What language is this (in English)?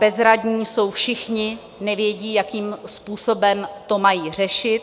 Czech